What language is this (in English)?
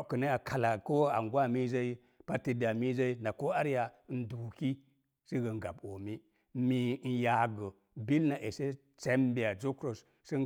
Mom Jango